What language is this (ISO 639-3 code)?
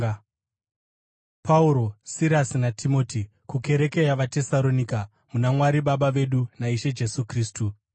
sna